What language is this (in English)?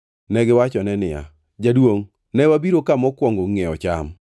Luo (Kenya and Tanzania)